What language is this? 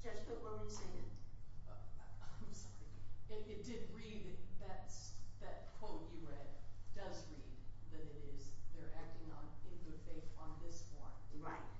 English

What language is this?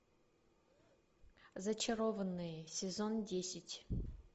Russian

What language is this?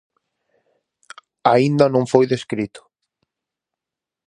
Galician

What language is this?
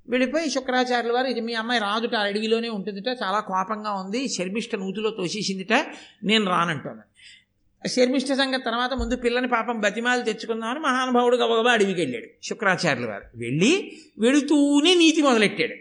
Telugu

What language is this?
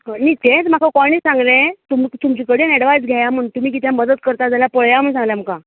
Konkani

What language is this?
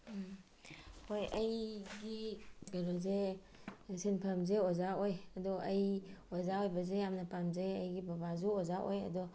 Manipuri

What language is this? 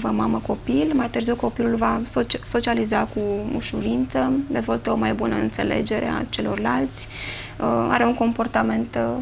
Romanian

